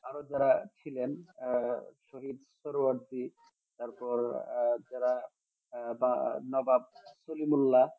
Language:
Bangla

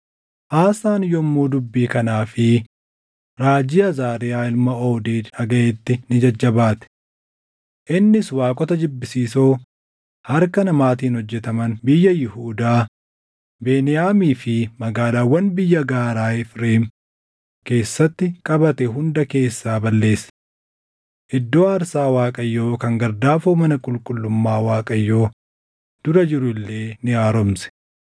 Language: Oromo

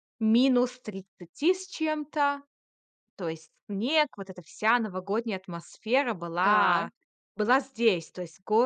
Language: Russian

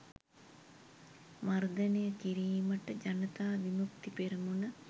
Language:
Sinhala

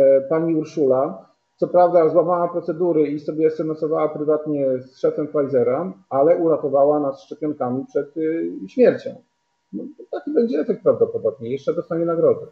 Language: Polish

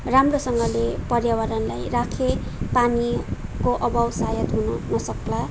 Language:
Nepali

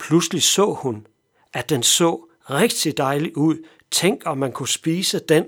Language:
Danish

